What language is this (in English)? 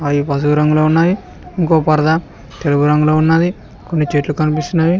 Telugu